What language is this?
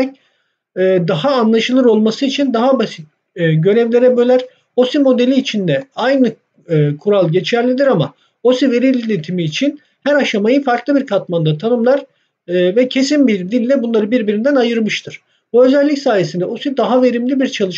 Turkish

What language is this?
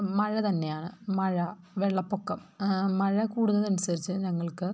Malayalam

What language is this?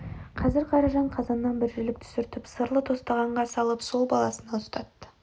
Kazakh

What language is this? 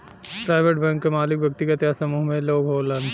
Bhojpuri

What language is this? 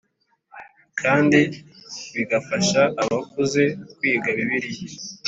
Kinyarwanda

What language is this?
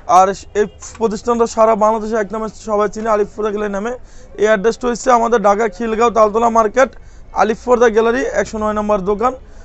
Turkish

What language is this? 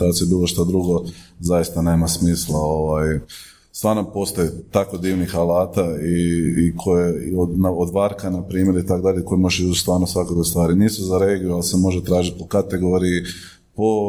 Croatian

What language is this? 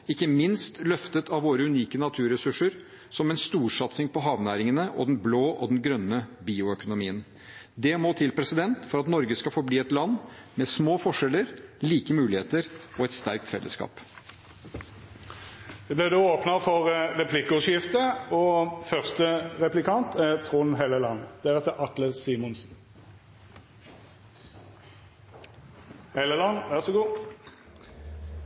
Norwegian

